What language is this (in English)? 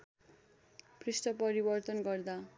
Nepali